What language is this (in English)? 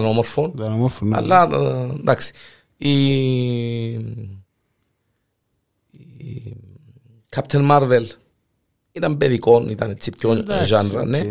Greek